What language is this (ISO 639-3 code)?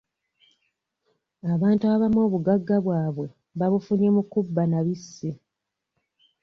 lug